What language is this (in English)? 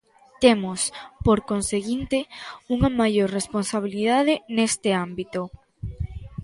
Galician